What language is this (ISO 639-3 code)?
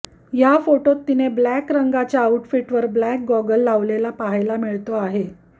mar